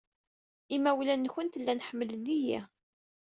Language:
Kabyle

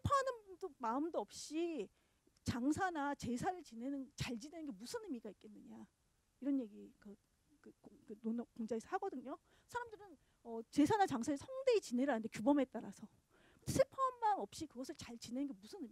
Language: Korean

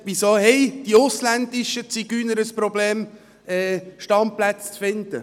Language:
Swiss German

